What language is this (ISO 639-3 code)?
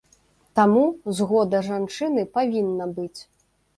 bel